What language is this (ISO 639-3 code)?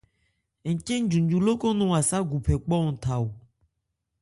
ebr